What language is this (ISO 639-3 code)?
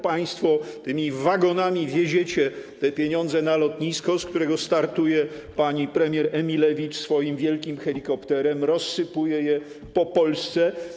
pol